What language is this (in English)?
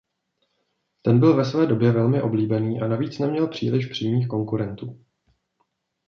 Czech